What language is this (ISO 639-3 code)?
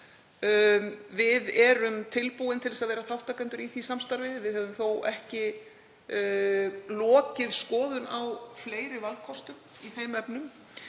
isl